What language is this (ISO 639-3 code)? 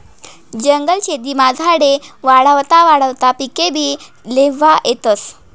mar